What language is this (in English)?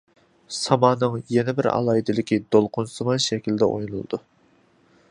Uyghur